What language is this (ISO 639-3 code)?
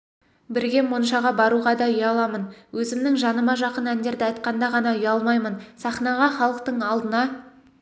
kaz